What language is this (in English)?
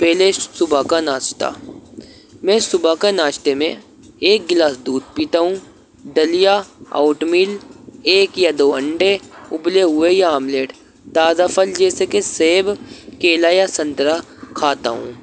Urdu